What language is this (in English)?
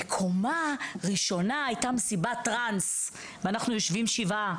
Hebrew